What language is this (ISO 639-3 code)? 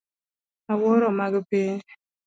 luo